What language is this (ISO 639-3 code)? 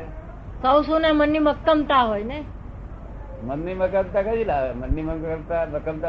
guj